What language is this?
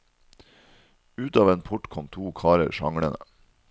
Norwegian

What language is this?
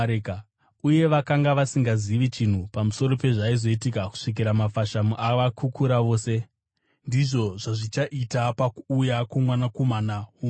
Shona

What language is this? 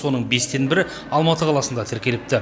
Kazakh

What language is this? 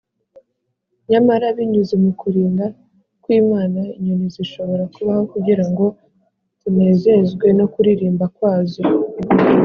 Kinyarwanda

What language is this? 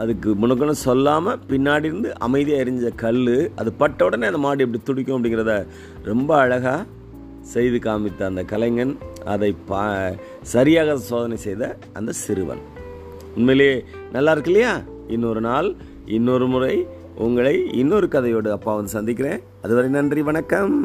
Tamil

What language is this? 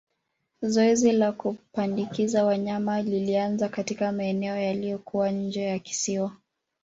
Swahili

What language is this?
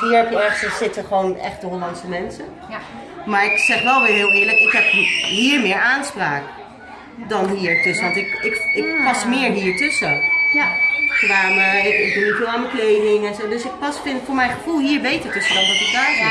Dutch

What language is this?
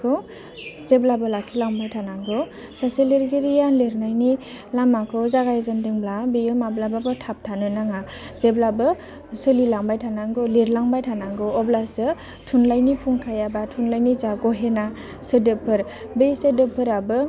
Bodo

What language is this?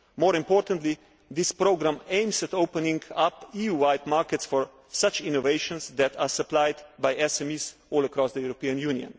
English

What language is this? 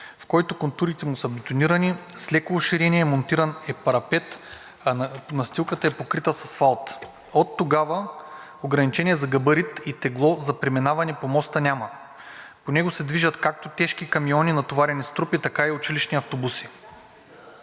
Bulgarian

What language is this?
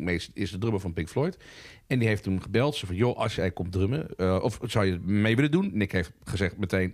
Dutch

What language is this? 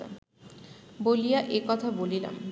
Bangla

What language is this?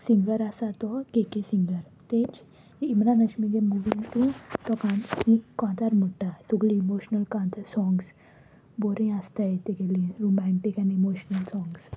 Konkani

